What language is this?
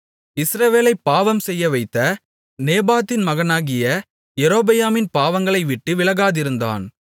Tamil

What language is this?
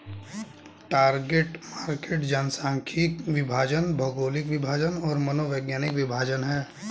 Hindi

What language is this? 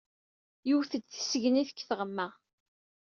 Kabyle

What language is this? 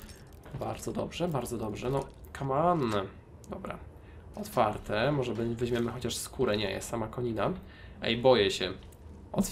Polish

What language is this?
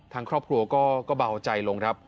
Thai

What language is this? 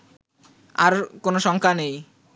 Bangla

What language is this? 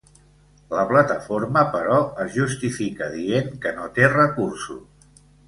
Catalan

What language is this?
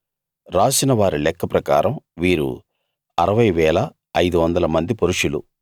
Telugu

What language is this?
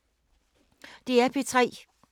Danish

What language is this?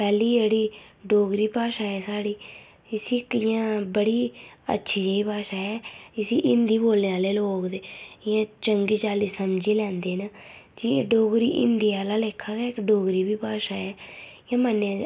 Dogri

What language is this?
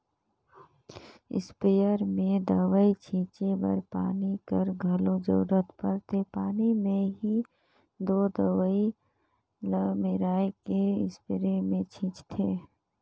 Chhattisgarhi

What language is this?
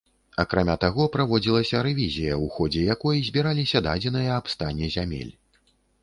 Belarusian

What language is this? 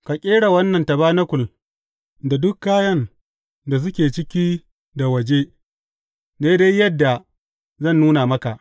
Hausa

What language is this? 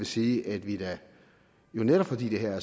Danish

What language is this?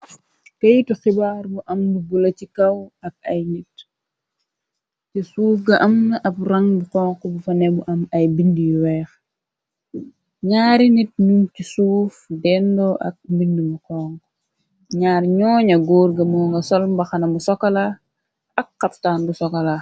Wolof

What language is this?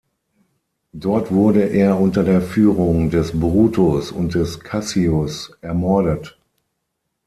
German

